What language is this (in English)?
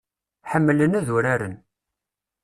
Kabyle